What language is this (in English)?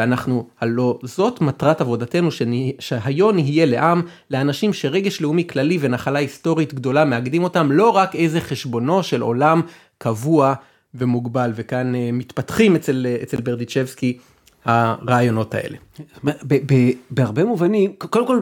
Hebrew